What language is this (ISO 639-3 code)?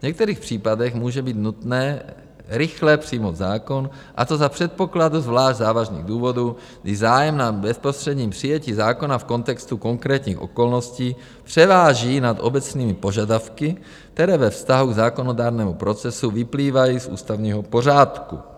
ces